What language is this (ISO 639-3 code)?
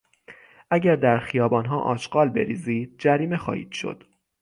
fas